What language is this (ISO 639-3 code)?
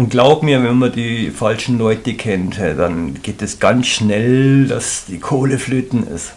deu